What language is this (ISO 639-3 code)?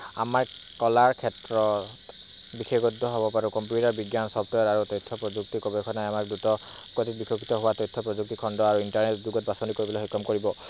asm